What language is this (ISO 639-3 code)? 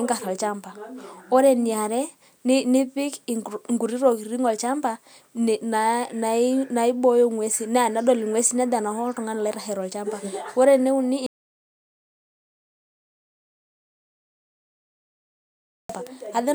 mas